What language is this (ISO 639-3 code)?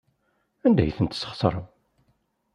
kab